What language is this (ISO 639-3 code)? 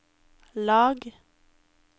nor